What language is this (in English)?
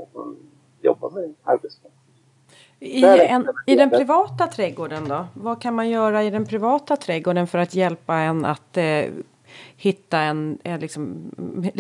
Swedish